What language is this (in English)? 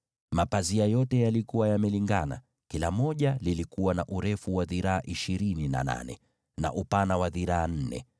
Swahili